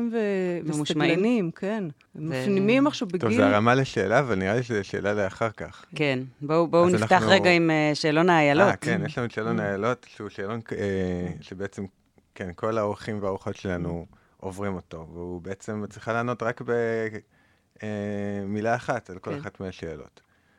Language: Hebrew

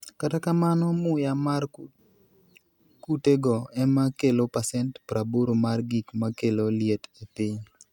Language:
Luo (Kenya and Tanzania)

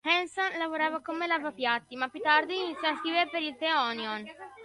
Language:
Italian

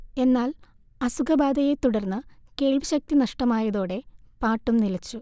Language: Malayalam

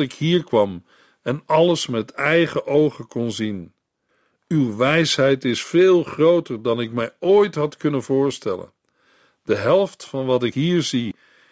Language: Dutch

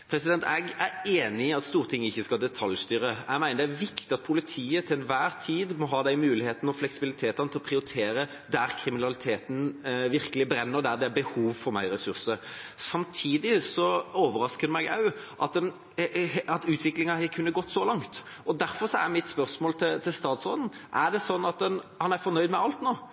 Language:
Norwegian Bokmål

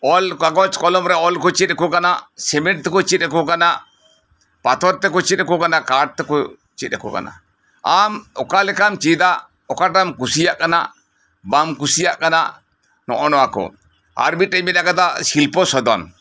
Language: Santali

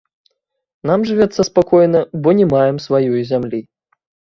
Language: Belarusian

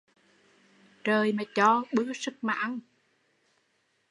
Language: Vietnamese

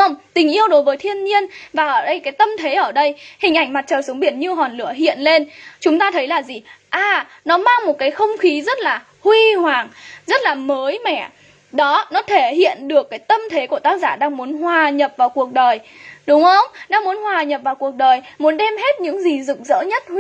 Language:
Vietnamese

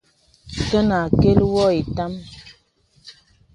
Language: Bebele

